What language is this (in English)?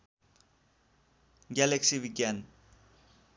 Nepali